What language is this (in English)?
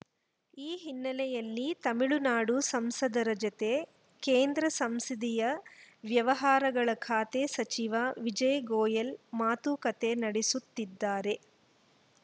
Kannada